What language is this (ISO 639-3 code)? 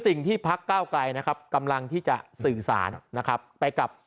tha